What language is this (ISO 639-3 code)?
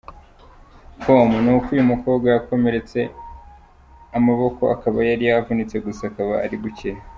kin